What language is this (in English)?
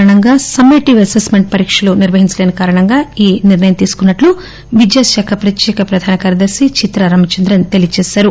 Telugu